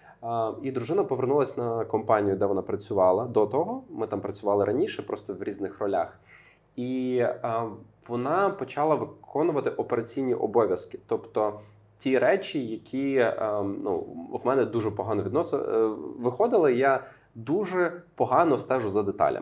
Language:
Ukrainian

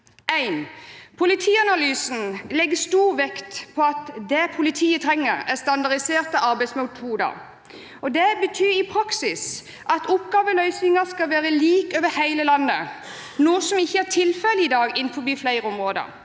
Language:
Norwegian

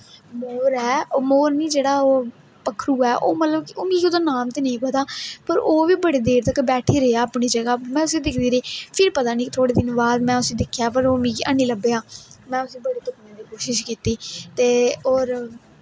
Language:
Dogri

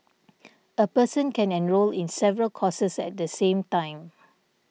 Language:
English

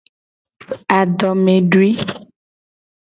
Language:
Gen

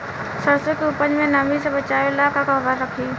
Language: Bhojpuri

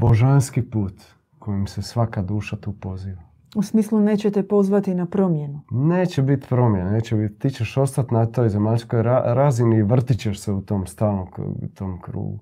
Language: Croatian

